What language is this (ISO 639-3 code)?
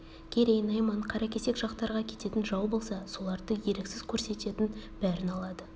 kaz